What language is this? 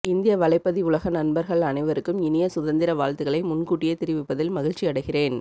Tamil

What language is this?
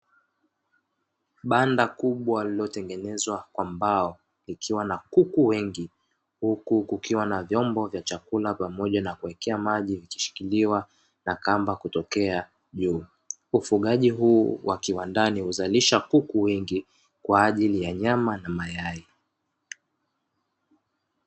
Swahili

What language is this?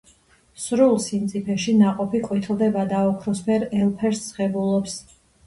Georgian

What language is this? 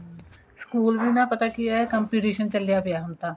Punjabi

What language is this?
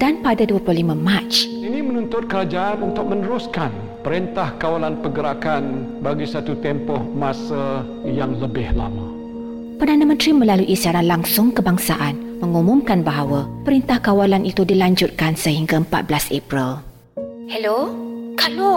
Malay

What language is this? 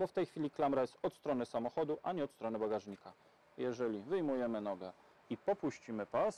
Polish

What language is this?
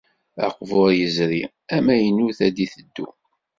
Kabyle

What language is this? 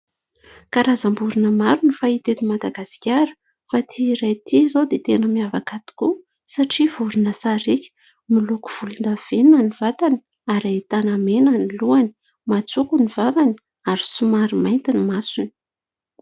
Malagasy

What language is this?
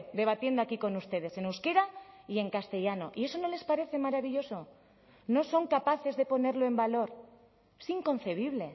Spanish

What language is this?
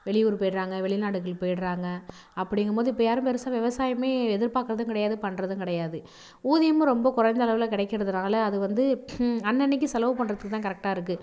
Tamil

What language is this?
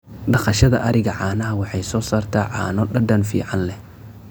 Somali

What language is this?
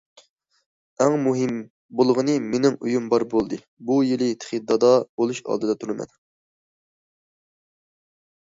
Uyghur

